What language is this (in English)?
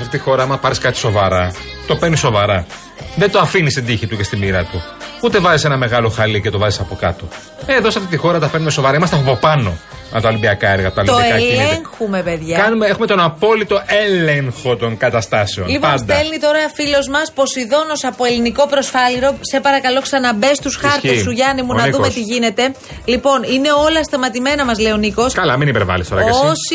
Greek